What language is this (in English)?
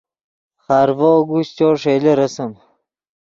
Yidgha